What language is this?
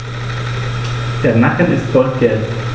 German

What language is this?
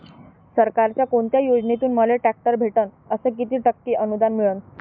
Marathi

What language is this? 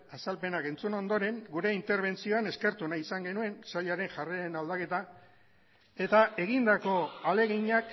Basque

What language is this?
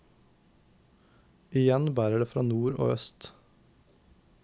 Norwegian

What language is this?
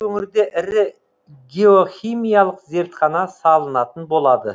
Kazakh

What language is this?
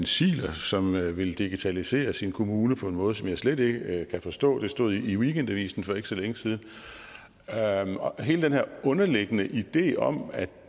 Danish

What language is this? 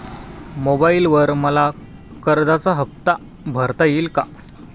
Marathi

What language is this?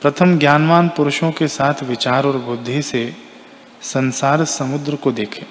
Hindi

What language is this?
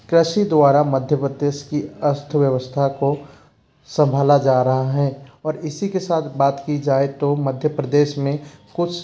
Hindi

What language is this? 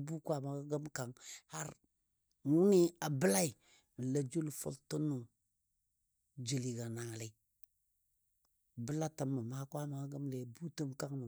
Dadiya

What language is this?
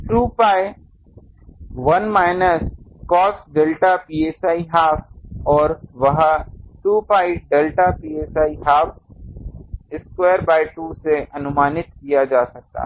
Hindi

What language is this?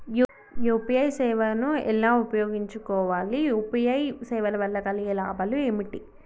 Telugu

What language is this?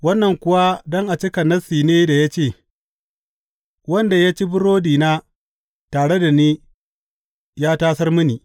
Hausa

